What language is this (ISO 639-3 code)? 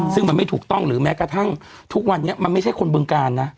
tha